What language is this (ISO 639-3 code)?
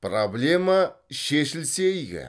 kaz